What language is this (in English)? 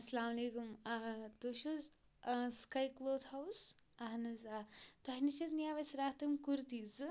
Kashmiri